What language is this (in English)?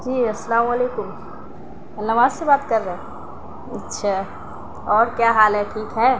Urdu